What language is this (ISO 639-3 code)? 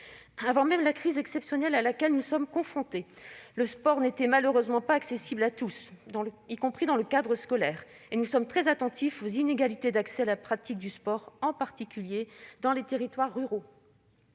fra